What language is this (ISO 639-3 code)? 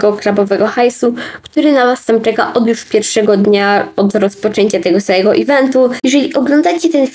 pol